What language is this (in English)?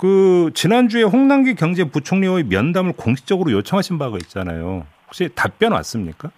Korean